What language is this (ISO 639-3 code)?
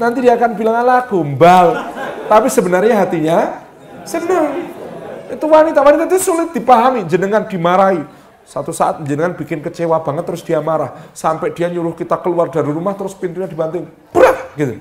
ind